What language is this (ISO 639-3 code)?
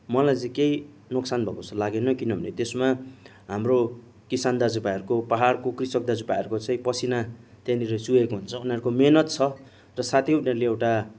nep